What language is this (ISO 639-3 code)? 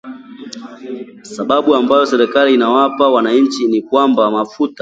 swa